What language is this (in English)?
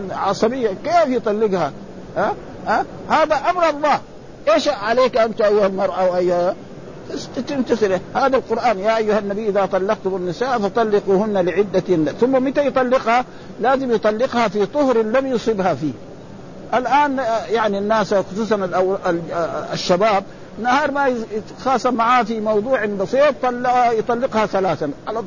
Arabic